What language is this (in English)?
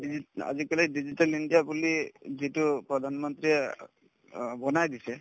Assamese